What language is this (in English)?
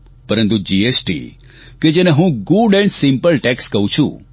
Gujarati